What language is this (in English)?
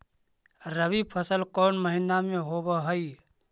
Magahi